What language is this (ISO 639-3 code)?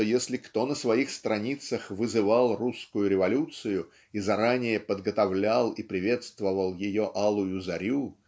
rus